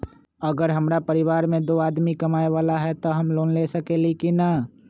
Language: Magahi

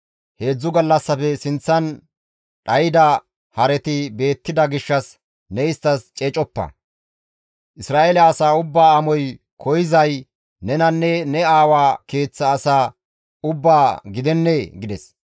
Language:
Gamo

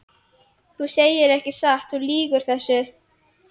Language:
Icelandic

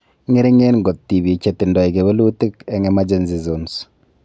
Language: Kalenjin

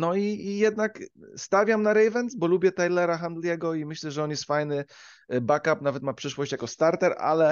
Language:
Polish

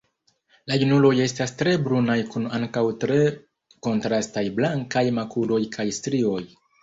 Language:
Esperanto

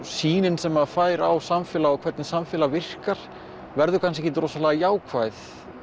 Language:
Icelandic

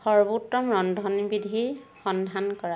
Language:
Assamese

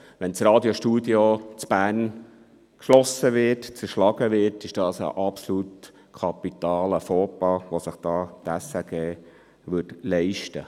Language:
Swiss German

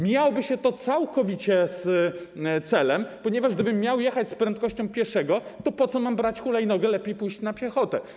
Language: Polish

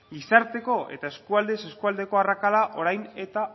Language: Basque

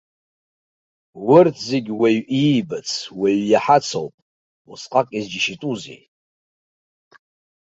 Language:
Abkhazian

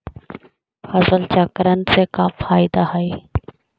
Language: Magahi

